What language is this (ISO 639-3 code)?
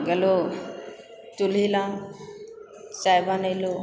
mai